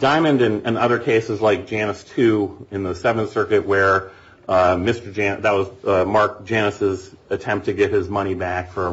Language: English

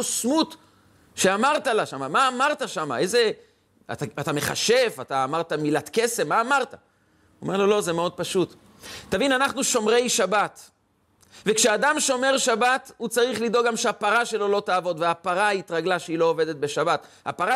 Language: Hebrew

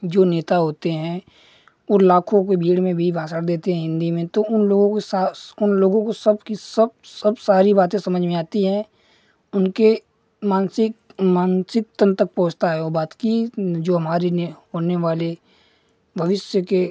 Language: Hindi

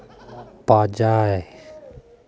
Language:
Santali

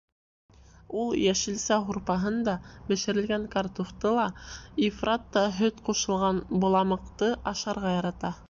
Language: Bashkir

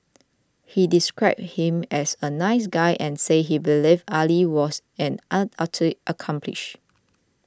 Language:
English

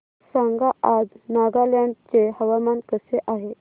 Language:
Marathi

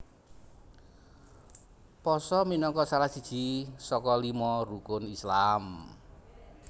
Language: Javanese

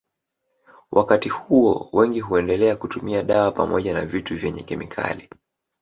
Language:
Swahili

